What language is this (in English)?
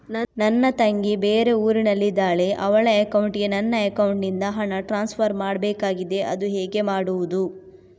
Kannada